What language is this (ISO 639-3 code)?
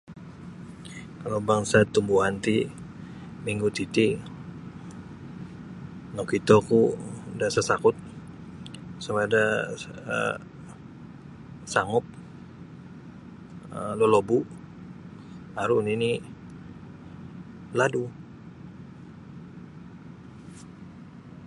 bsy